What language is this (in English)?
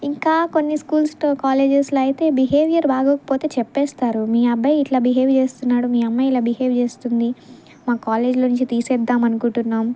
Telugu